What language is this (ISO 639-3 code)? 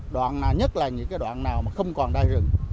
vie